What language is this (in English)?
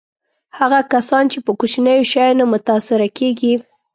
Pashto